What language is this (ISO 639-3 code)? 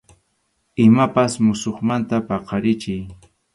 qxu